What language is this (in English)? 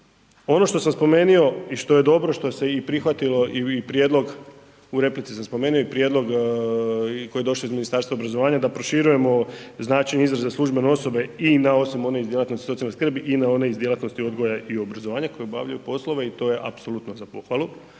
Croatian